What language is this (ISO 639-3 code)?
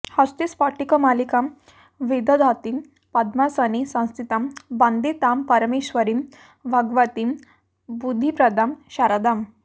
san